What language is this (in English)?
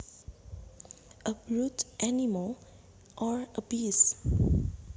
Javanese